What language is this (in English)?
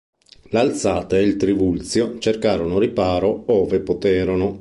Italian